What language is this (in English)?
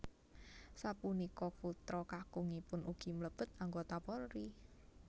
Javanese